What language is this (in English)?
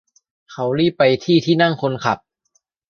Thai